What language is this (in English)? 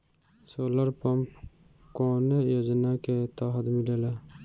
Bhojpuri